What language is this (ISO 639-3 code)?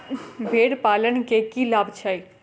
mai